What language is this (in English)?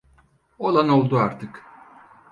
Turkish